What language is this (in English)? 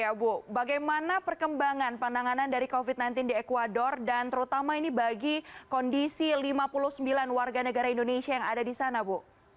Indonesian